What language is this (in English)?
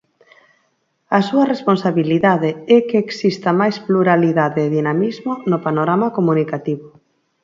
Galician